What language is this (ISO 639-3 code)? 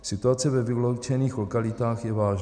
ces